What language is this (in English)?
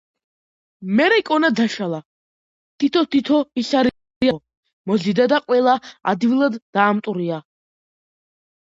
Georgian